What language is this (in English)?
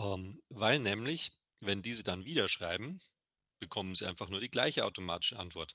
German